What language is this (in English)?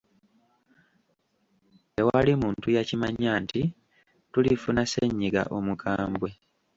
Ganda